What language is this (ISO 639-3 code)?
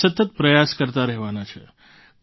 guj